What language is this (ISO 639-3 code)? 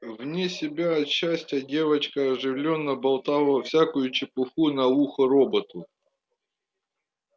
rus